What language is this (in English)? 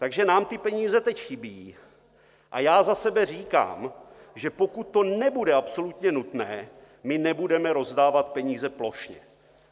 Czech